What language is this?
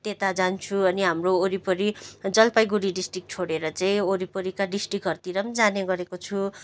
Nepali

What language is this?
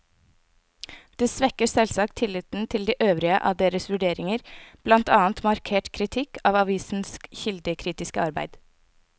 Norwegian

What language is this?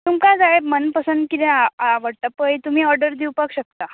Konkani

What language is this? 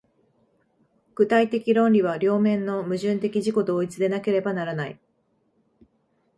Japanese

